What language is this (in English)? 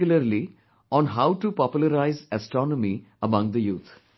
English